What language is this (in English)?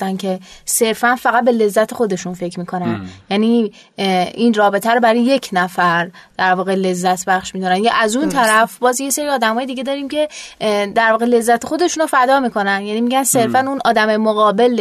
Persian